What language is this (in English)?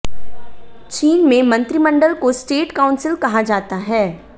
Hindi